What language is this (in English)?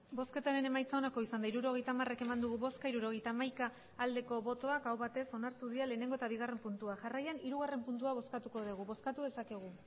Basque